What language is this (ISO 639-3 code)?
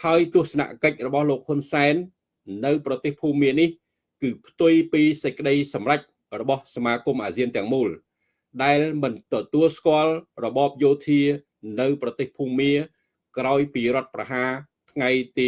vie